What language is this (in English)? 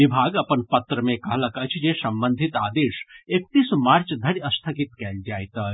Maithili